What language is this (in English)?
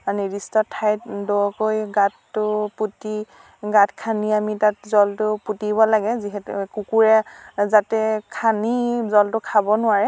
Assamese